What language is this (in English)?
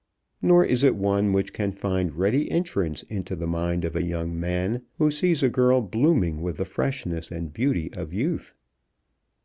English